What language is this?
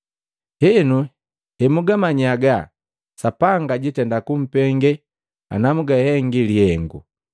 Matengo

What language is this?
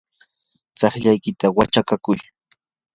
Yanahuanca Pasco Quechua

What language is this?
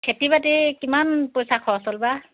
Assamese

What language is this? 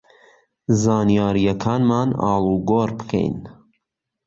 Central Kurdish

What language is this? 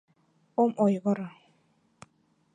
Mari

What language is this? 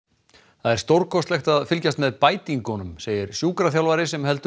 Icelandic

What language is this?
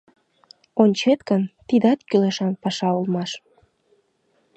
Mari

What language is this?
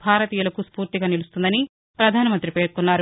Telugu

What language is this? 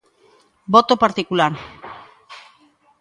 Galician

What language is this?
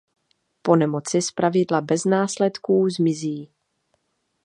Czech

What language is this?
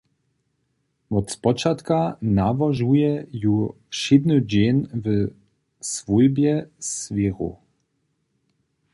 Upper Sorbian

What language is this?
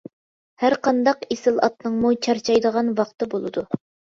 Uyghur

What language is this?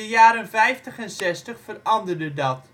Dutch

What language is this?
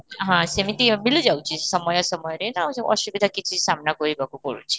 Odia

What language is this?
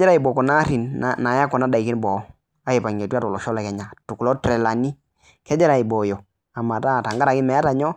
Masai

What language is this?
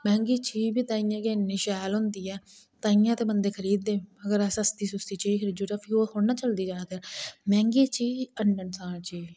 Dogri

